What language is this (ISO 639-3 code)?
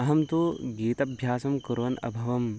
san